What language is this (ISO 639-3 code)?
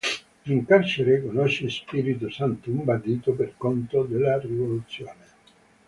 ita